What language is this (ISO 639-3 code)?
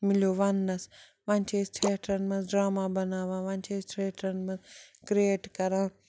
kas